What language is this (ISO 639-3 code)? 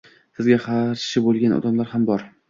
uzb